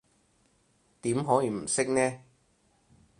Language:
Cantonese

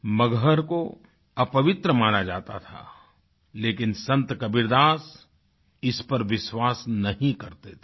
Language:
Hindi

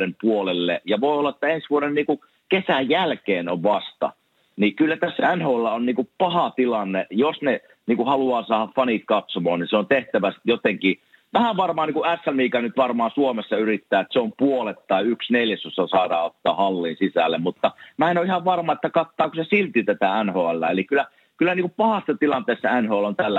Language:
Finnish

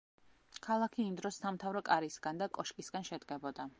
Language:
Georgian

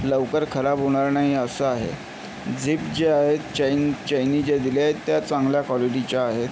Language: Marathi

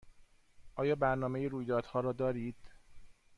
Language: Persian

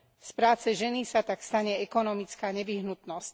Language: Slovak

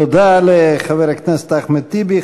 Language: Hebrew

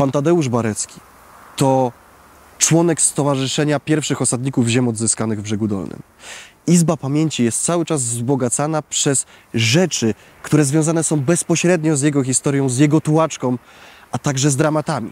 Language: Polish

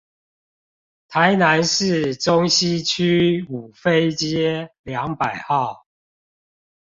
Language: Chinese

